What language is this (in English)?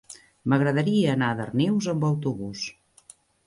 Catalan